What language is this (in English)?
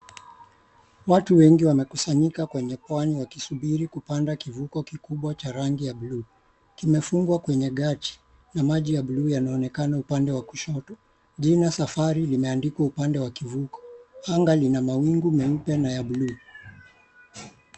Swahili